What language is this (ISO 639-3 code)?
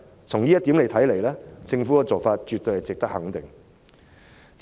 yue